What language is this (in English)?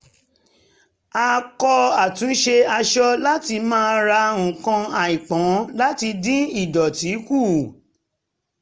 Yoruba